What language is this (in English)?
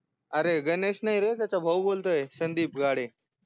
Marathi